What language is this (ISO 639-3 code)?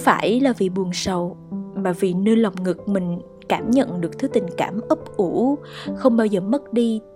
vie